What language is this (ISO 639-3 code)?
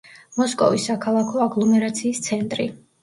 kat